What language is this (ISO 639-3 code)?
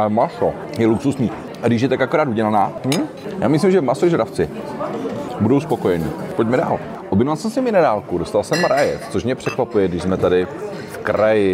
ces